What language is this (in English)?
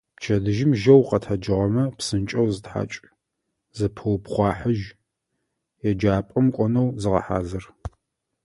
Adyghe